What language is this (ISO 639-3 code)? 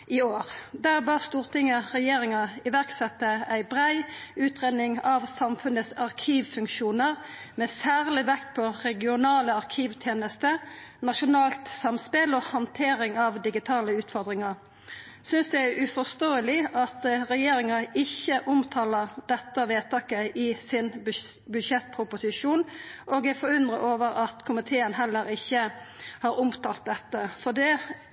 nno